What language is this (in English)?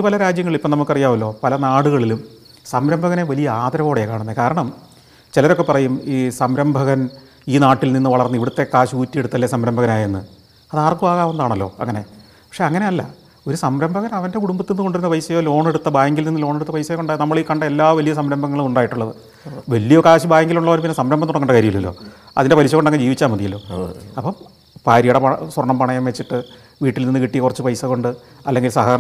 Malayalam